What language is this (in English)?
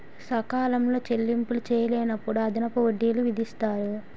Telugu